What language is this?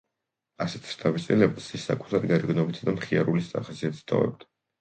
Georgian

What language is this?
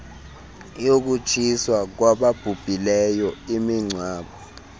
Xhosa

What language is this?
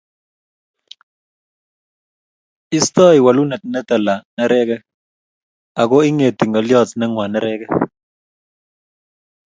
Kalenjin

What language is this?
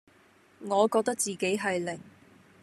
Cantonese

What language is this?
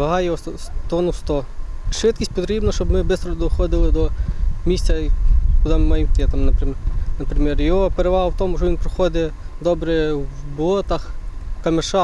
Ukrainian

